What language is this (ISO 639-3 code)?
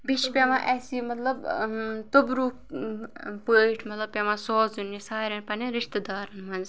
kas